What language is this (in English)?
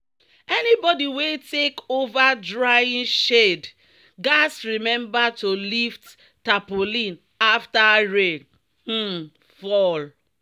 Nigerian Pidgin